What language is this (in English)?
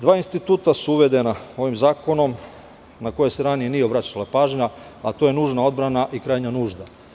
Serbian